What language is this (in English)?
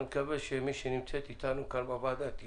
Hebrew